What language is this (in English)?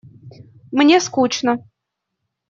Russian